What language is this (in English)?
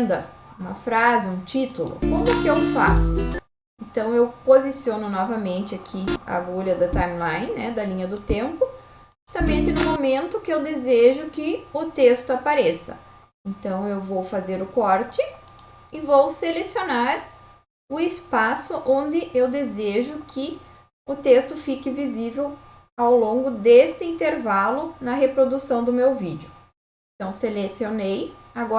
Portuguese